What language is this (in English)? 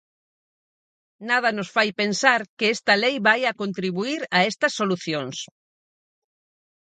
Galician